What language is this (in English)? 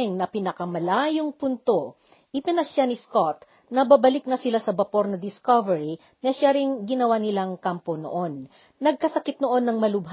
Filipino